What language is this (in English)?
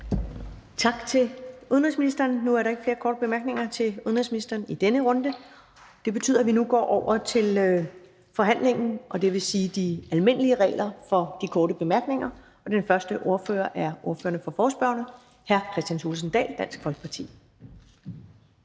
Danish